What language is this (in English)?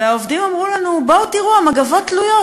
Hebrew